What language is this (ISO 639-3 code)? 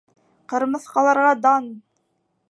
bak